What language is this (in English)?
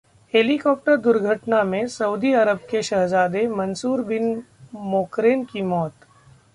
Hindi